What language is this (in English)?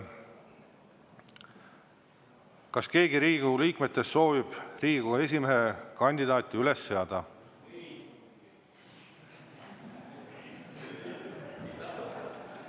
Estonian